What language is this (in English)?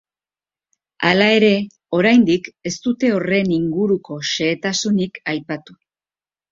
Basque